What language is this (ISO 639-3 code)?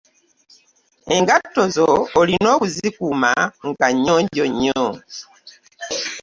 lug